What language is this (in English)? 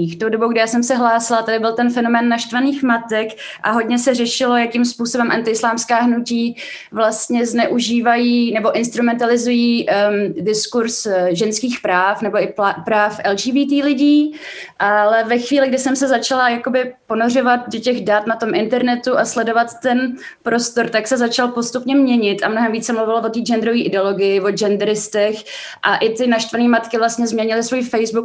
Czech